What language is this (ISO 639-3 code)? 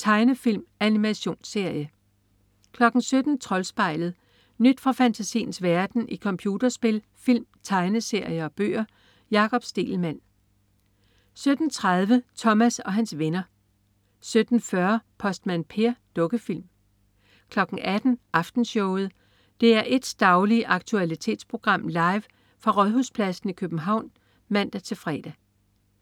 dan